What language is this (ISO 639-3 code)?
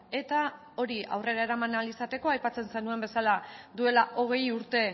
eus